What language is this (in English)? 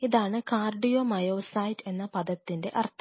Malayalam